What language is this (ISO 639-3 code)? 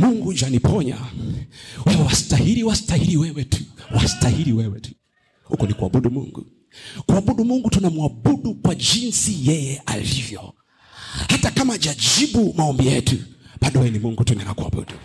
swa